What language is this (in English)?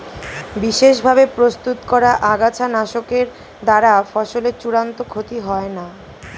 Bangla